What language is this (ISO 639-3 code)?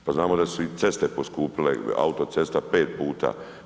hrv